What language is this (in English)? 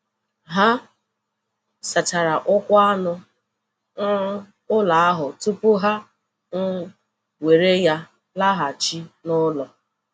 Igbo